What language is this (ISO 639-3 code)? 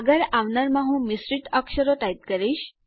guj